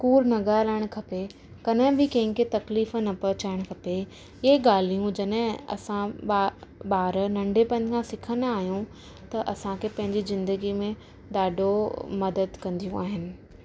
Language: Sindhi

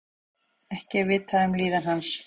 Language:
Icelandic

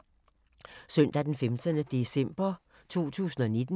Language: Danish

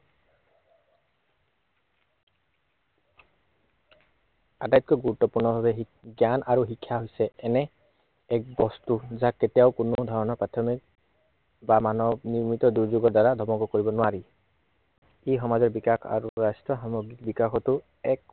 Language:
Assamese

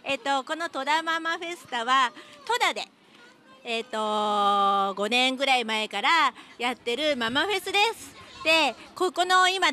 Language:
Japanese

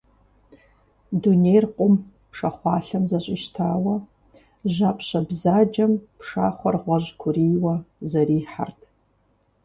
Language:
Kabardian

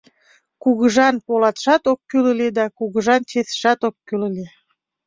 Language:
Mari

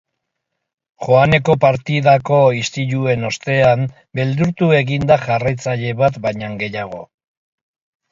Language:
Basque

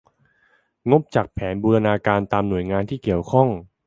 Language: Thai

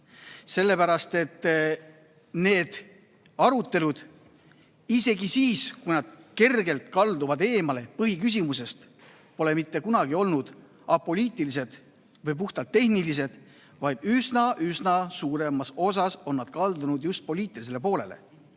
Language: Estonian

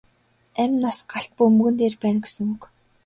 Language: Mongolian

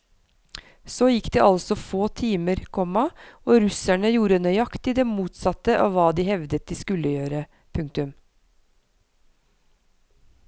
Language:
Norwegian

